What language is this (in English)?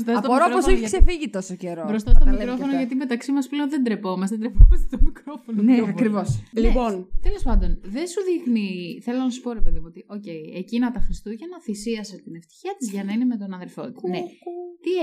Greek